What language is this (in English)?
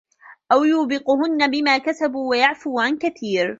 Arabic